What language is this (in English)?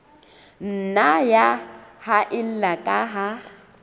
Southern Sotho